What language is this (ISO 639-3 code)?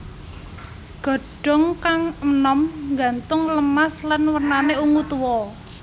jav